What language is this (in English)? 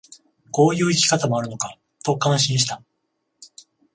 Japanese